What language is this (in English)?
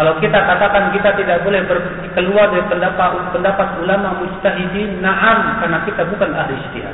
Malay